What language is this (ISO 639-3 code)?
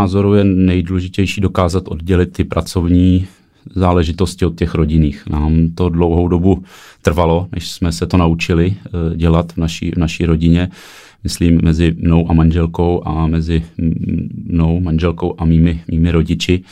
ces